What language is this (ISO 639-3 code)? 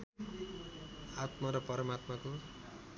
nep